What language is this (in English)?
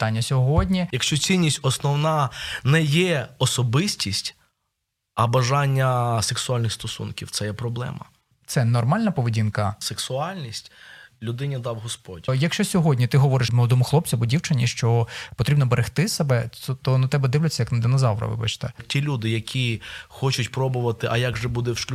Ukrainian